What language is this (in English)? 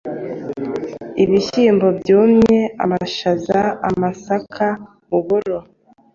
Kinyarwanda